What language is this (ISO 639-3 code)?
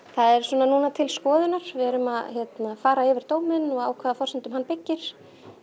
isl